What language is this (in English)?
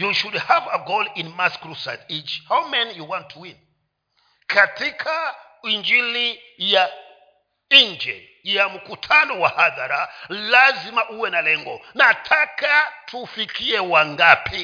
Swahili